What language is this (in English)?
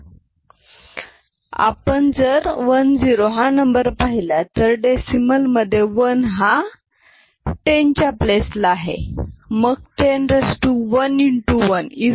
Marathi